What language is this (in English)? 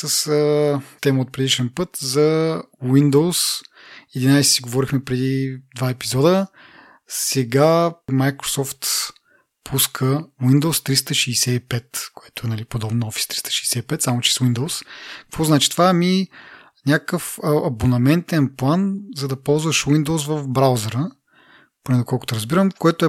Bulgarian